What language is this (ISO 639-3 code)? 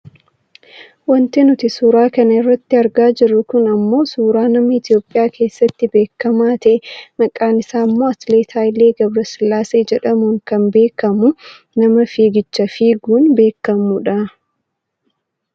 orm